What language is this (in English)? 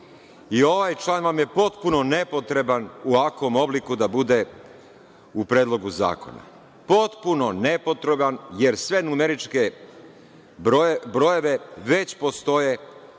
Serbian